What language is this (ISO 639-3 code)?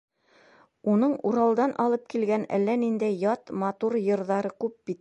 bak